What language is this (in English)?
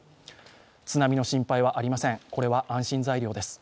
Japanese